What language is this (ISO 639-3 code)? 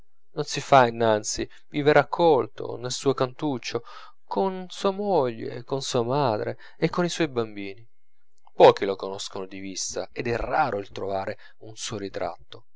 ita